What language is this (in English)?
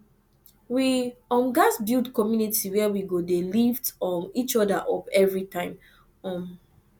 Nigerian Pidgin